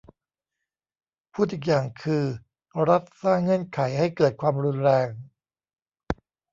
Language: Thai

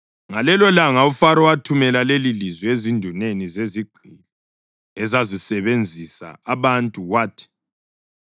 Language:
North Ndebele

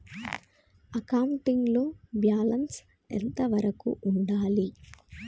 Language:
Telugu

